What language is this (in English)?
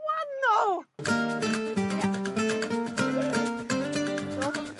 Welsh